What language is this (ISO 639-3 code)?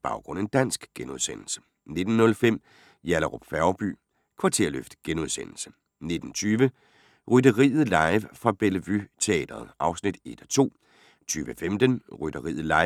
dan